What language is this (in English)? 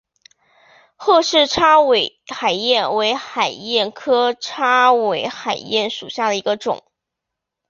Chinese